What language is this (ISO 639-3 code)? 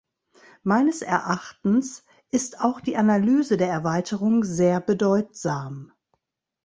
deu